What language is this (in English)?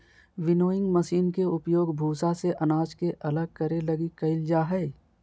Magahi